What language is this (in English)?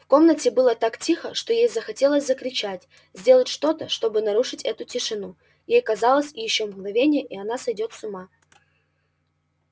Russian